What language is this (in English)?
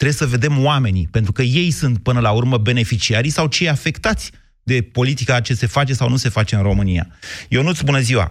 Romanian